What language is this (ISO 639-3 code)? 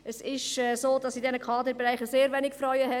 gsw